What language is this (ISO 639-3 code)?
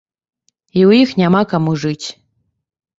bel